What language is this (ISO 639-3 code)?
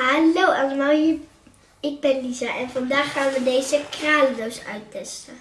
nld